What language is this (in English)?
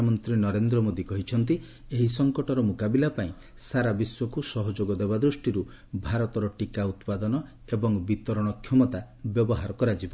Odia